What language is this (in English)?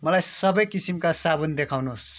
Nepali